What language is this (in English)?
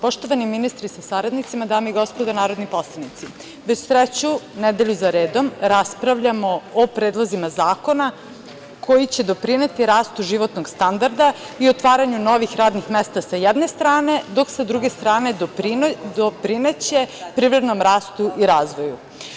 Serbian